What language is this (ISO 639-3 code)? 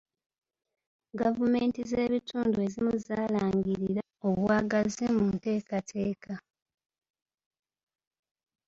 lug